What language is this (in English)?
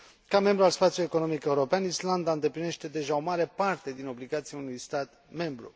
Romanian